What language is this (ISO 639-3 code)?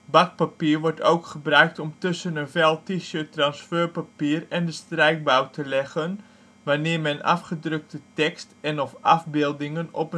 nld